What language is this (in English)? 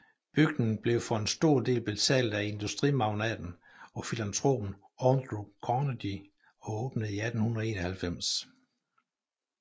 Danish